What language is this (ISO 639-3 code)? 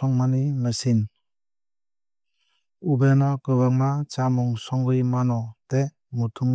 trp